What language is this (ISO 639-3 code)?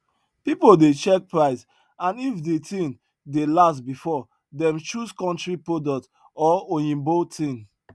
pcm